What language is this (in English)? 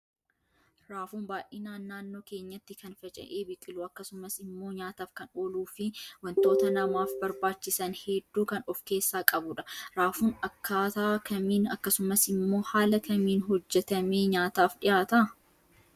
Oromo